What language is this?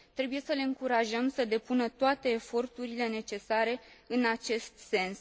Romanian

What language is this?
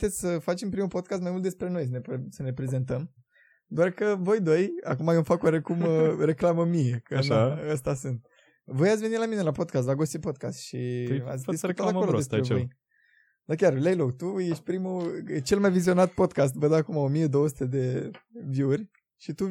Romanian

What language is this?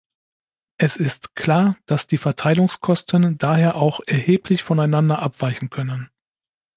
German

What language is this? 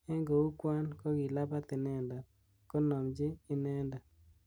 Kalenjin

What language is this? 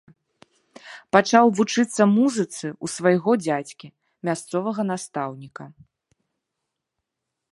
Belarusian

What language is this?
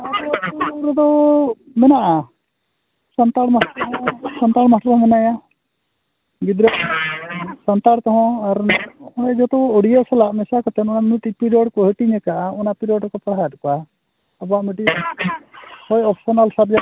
Santali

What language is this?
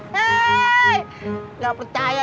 Indonesian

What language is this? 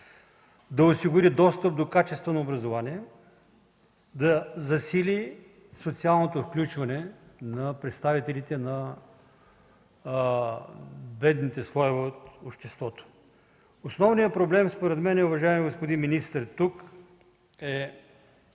Bulgarian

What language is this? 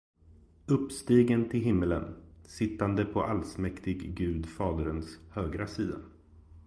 Swedish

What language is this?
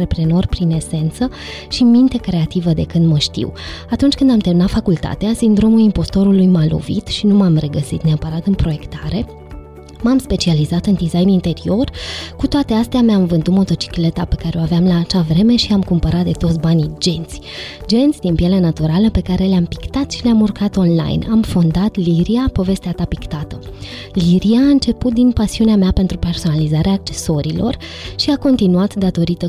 Romanian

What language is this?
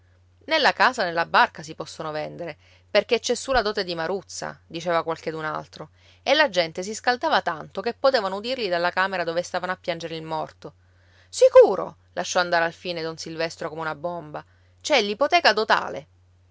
Italian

